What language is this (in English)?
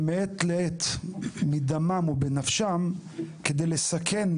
Hebrew